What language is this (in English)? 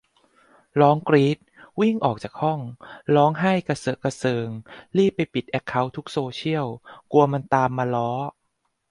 Thai